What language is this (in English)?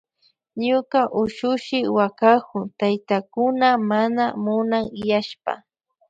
Loja Highland Quichua